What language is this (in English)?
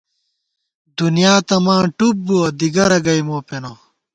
Gawar-Bati